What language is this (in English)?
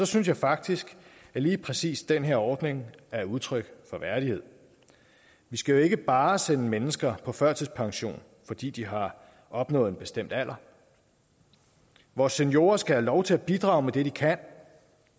Danish